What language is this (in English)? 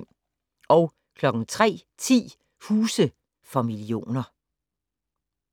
Danish